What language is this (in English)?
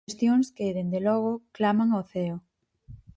Galician